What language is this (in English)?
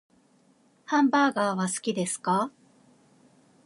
Japanese